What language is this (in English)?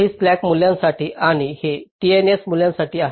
Marathi